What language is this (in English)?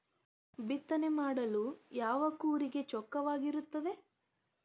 Kannada